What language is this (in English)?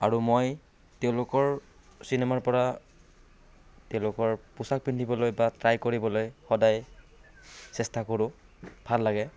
Assamese